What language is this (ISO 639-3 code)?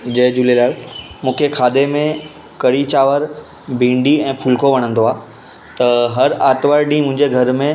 snd